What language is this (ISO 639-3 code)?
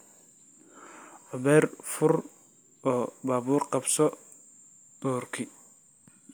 som